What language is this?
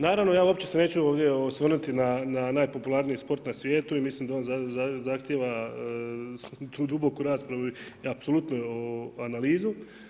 Croatian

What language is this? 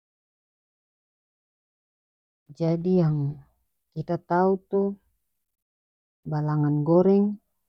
North Moluccan Malay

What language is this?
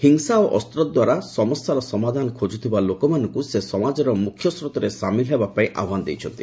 Odia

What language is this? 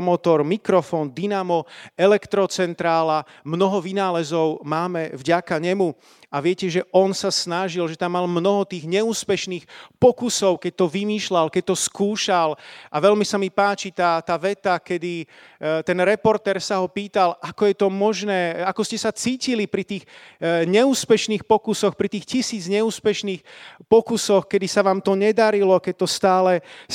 Slovak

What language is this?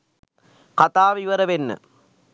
Sinhala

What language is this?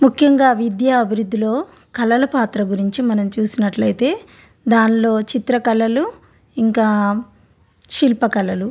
Telugu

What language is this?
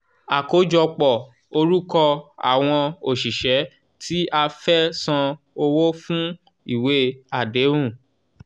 Yoruba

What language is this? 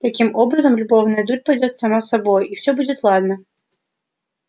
Russian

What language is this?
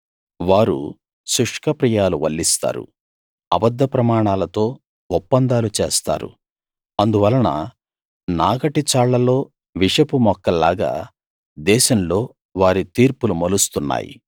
Telugu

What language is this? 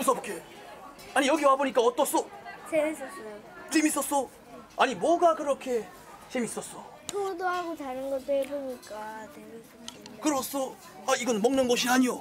Korean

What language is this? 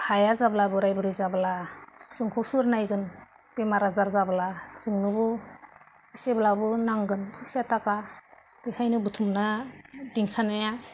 Bodo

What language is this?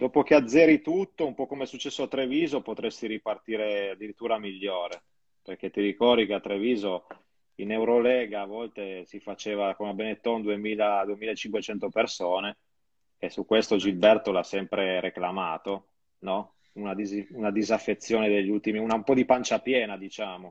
Italian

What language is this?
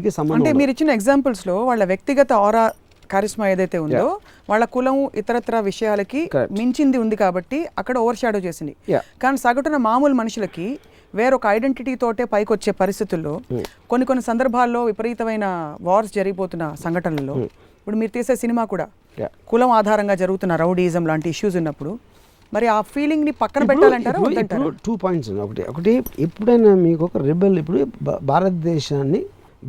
Telugu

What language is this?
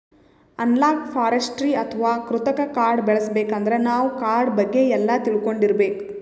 Kannada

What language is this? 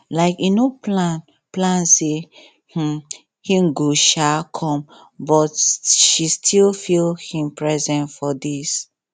Nigerian Pidgin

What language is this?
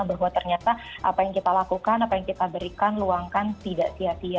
Indonesian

